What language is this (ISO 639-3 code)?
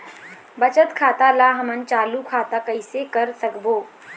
hne